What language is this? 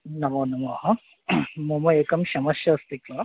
Sanskrit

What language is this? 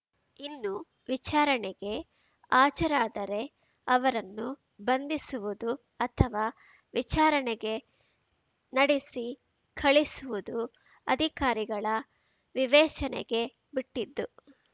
Kannada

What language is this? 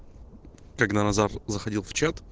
Russian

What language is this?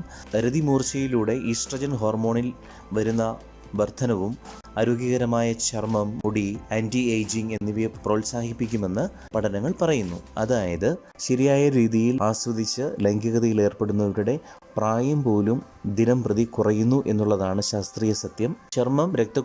Malayalam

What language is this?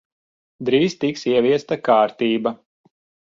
Latvian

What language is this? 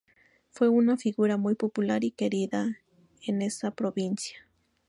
Spanish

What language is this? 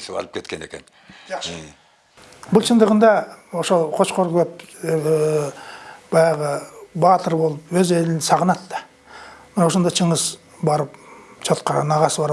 Turkish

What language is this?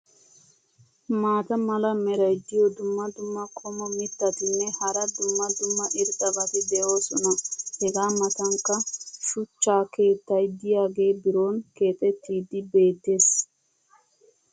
Wolaytta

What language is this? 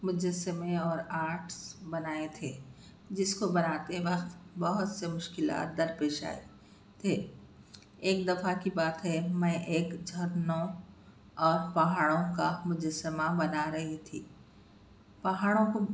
Urdu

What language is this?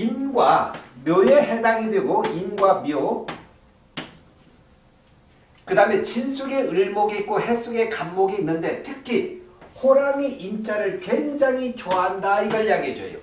Korean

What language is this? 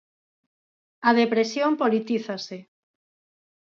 Galician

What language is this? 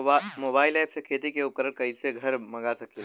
Bhojpuri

